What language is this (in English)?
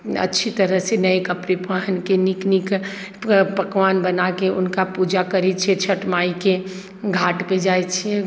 Maithili